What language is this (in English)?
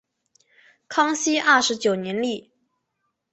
Chinese